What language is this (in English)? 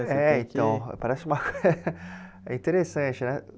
Portuguese